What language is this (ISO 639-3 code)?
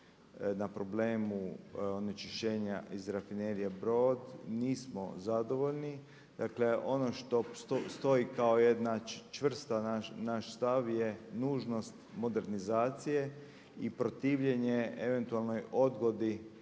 hrv